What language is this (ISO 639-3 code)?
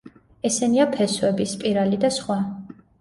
kat